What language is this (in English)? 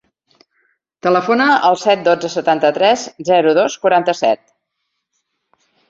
Catalan